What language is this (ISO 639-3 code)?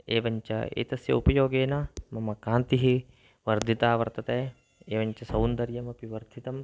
san